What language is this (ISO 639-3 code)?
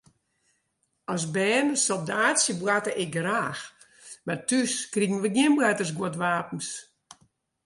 fry